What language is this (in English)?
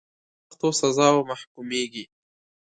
Pashto